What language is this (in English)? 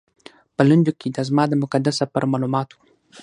Pashto